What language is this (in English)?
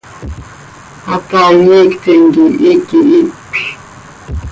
Seri